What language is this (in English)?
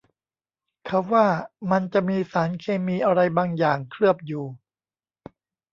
Thai